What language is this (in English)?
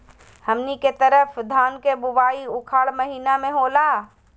Magahi